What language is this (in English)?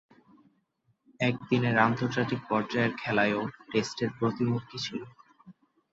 Bangla